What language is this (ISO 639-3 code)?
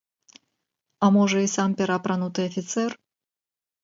bel